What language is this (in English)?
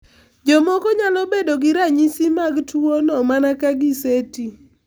Luo (Kenya and Tanzania)